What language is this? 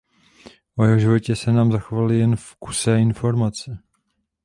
Czech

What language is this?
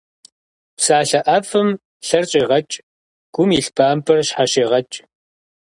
Kabardian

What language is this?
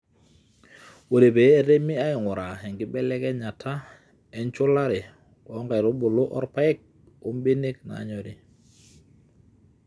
Masai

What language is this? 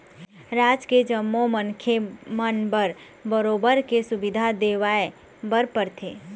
Chhattisgarhi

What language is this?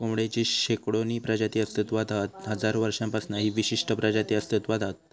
Marathi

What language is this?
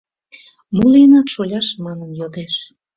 Mari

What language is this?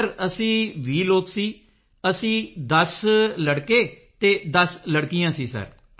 Punjabi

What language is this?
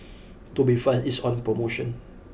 English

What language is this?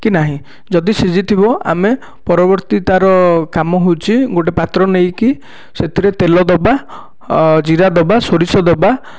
Odia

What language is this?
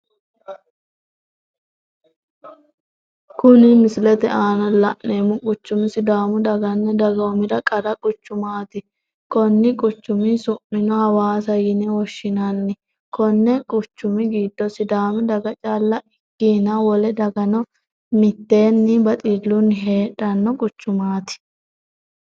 Sidamo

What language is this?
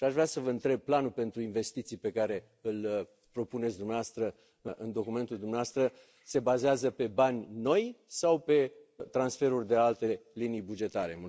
Romanian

